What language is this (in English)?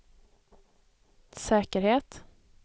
Swedish